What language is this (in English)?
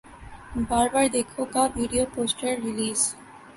Urdu